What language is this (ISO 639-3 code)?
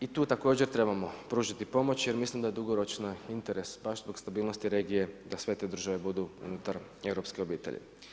hrv